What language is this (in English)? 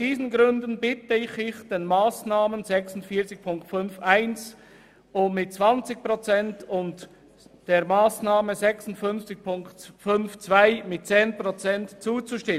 Swiss German